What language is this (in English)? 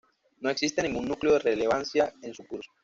Spanish